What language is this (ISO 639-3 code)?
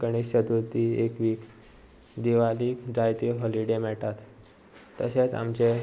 kok